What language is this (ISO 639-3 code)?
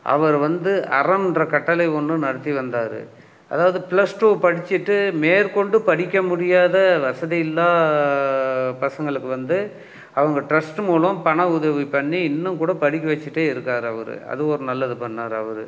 tam